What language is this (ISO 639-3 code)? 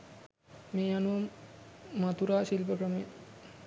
sin